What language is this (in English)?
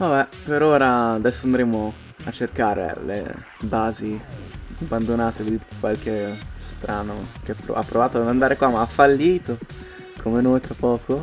Italian